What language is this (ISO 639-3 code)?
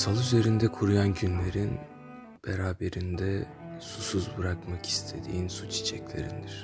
tur